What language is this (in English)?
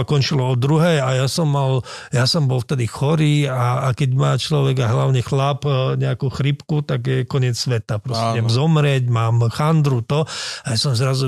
Slovak